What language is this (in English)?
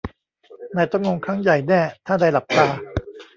Thai